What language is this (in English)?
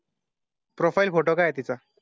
Marathi